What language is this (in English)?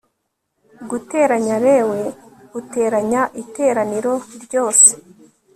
Kinyarwanda